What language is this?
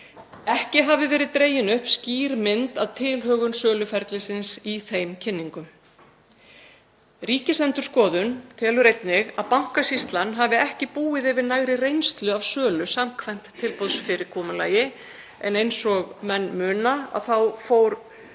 Icelandic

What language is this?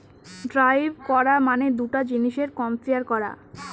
Bangla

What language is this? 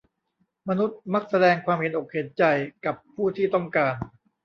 Thai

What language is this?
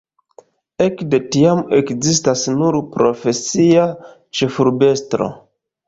Esperanto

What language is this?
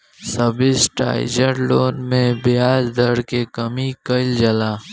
Bhojpuri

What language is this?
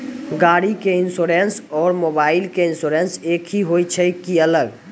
Maithili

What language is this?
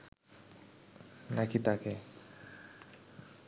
Bangla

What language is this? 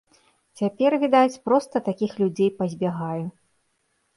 Belarusian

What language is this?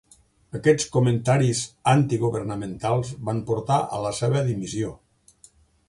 Catalan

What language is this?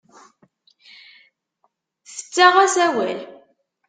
Kabyle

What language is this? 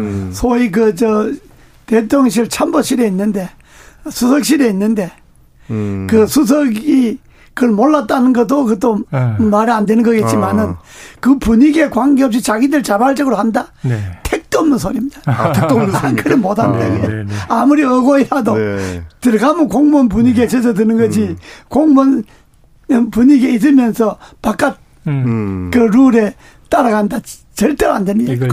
Korean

